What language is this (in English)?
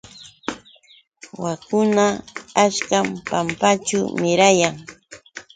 Yauyos Quechua